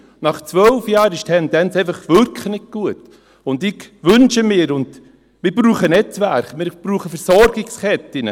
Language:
Swiss German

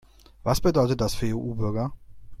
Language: German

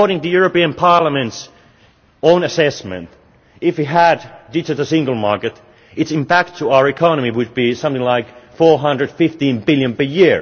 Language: English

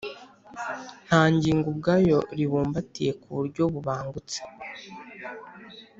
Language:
Kinyarwanda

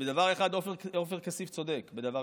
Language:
Hebrew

